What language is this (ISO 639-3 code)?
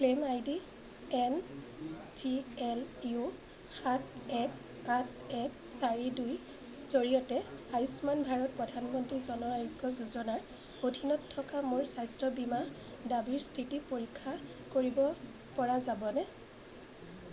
asm